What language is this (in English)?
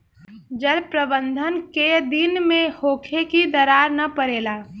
Bhojpuri